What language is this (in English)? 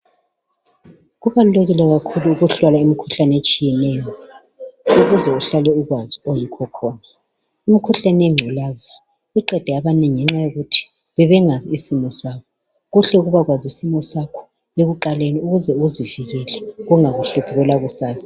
North Ndebele